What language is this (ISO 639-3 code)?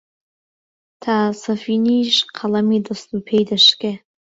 ckb